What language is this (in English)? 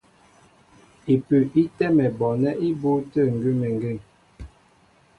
Mbo (Cameroon)